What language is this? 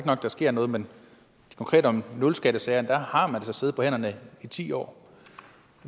Danish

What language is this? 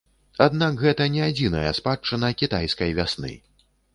Belarusian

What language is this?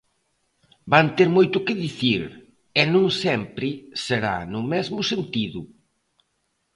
Galician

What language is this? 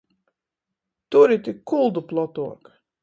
Latgalian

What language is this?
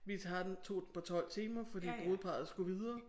Danish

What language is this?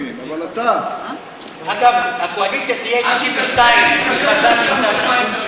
Hebrew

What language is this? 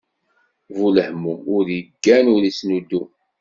Kabyle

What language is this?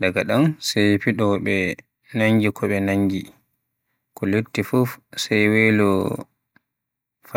Western Niger Fulfulde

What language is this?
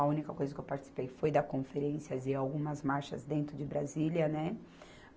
Portuguese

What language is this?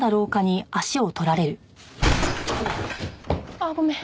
Japanese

